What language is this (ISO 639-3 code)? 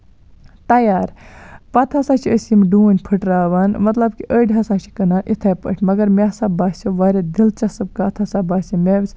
kas